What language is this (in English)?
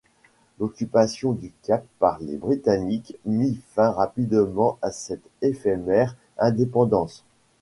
French